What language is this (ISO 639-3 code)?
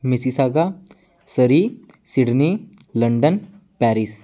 pan